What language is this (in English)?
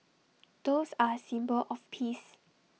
English